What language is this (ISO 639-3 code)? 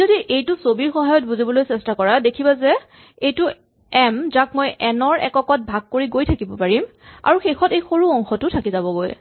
asm